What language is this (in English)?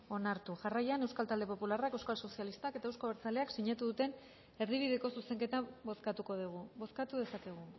Basque